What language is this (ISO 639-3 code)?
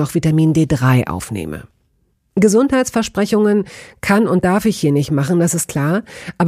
deu